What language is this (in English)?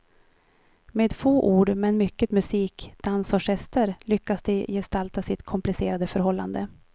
Swedish